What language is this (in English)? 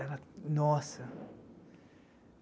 Portuguese